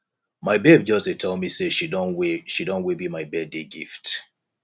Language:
Nigerian Pidgin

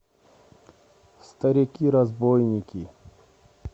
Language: Russian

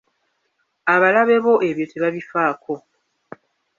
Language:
Ganda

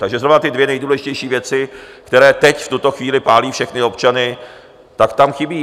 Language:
Czech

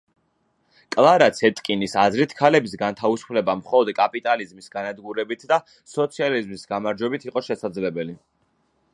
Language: Georgian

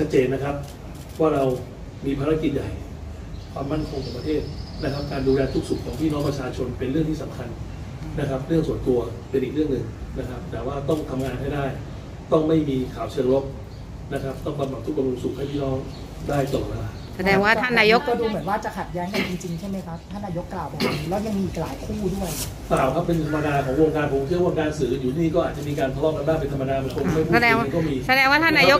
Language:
Thai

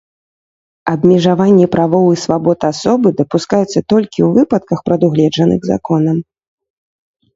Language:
Belarusian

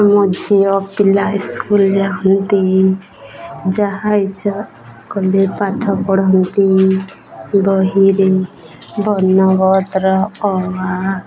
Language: Odia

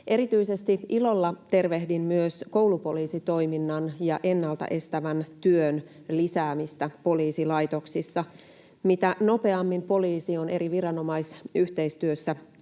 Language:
Finnish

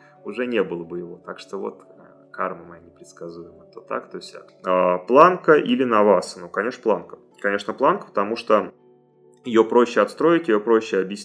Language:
Russian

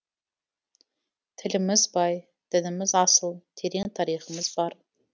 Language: Kazakh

